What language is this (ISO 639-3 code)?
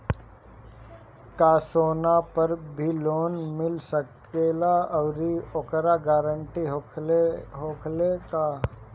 bho